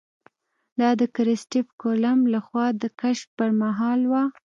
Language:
Pashto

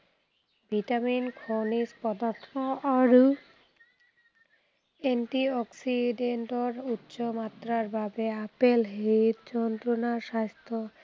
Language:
Assamese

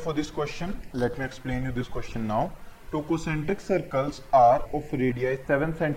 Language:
Hindi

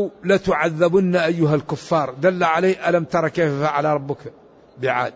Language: Arabic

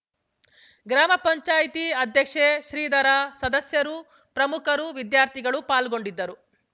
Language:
Kannada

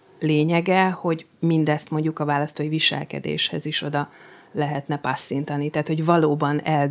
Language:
Hungarian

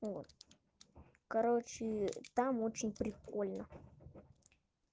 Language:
Russian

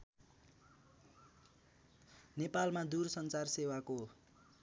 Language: Nepali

